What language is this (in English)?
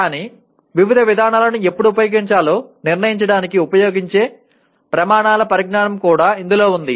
Telugu